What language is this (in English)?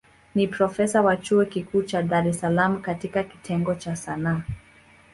Swahili